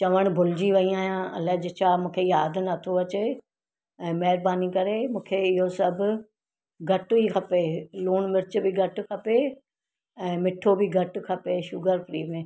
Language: Sindhi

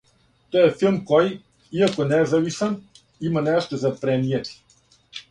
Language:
Serbian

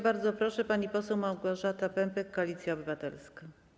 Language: Polish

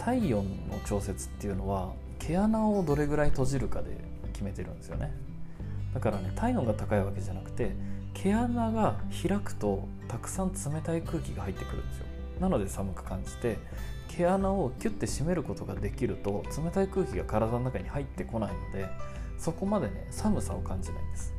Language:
Japanese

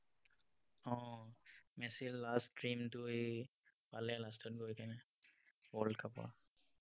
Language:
Assamese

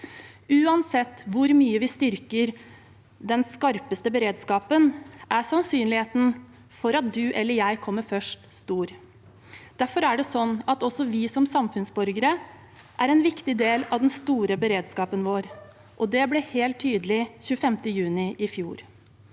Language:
Norwegian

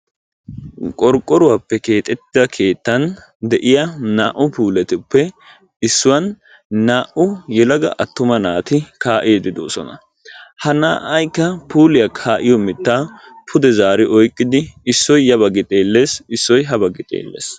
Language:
Wolaytta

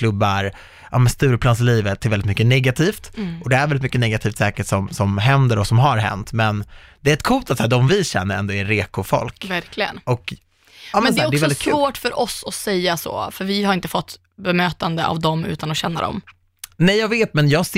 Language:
Swedish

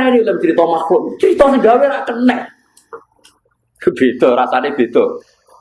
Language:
Indonesian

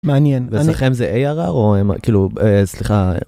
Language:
Hebrew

